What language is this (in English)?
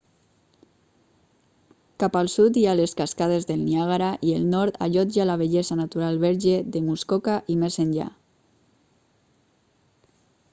Catalan